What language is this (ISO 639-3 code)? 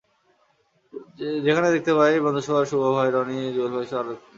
ben